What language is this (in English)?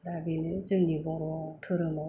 Bodo